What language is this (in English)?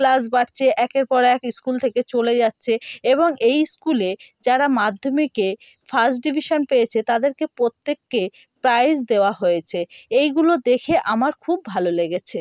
Bangla